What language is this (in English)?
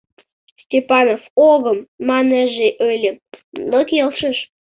Mari